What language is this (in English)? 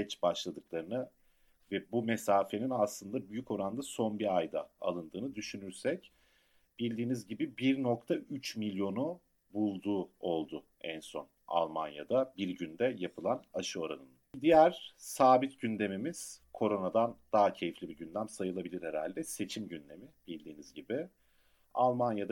Turkish